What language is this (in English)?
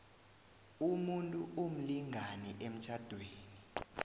South Ndebele